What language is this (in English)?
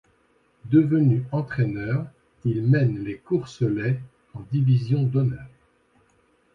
French